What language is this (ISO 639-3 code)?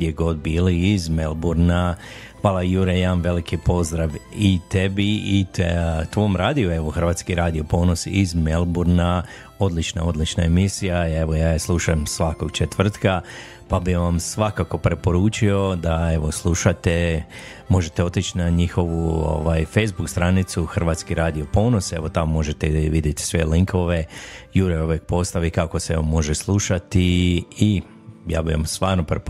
hrv